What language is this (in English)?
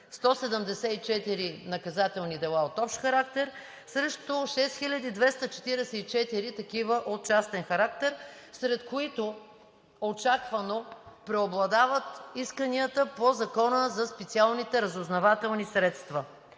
Bulgarian